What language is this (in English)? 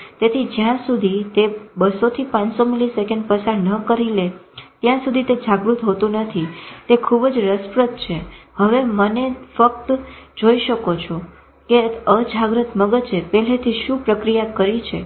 Gujarati